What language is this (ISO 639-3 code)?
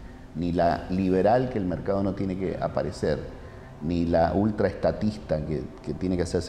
spa